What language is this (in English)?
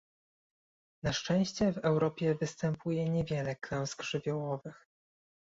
Polish